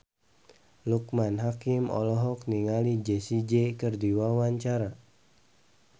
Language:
Sundanese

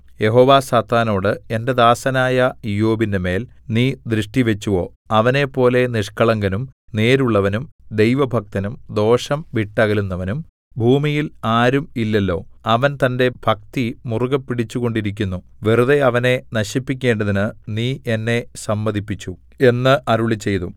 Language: Malayalam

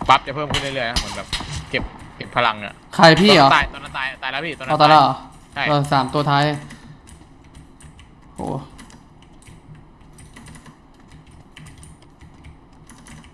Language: Thai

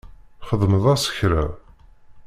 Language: Kabyle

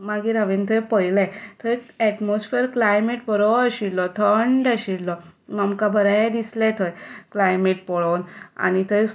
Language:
Konkani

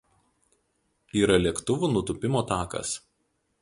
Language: Lithuanian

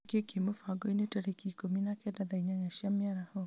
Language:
Kikuyu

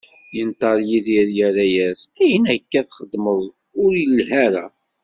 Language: Kabyle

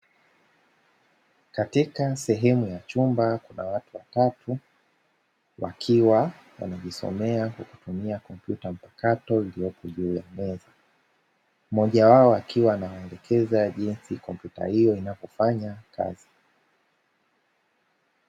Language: Swahili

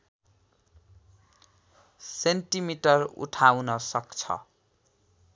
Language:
Nepali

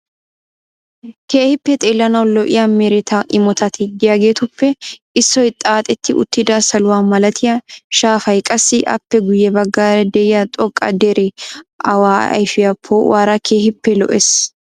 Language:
Wolaytta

